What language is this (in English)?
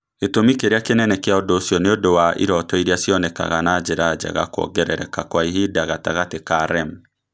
Kikuyu